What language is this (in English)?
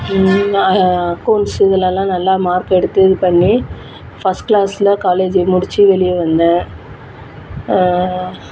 Tamil